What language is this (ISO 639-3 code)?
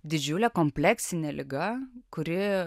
lit